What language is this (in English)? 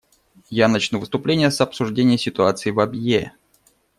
Russian